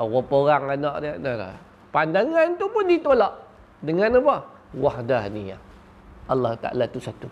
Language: Malay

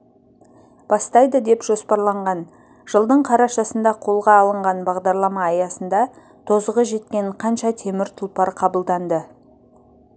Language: Kazakh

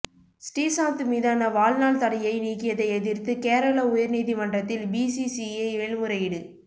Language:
Tamil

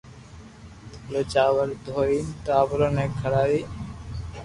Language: Loarki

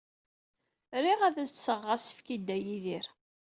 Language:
Kabyle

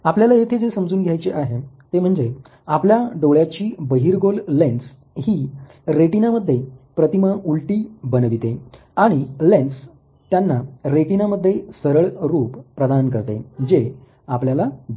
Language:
Marathi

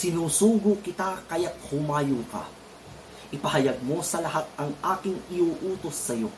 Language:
Filipino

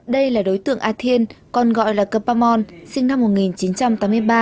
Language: Vietnamese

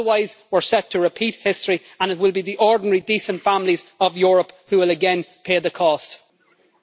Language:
English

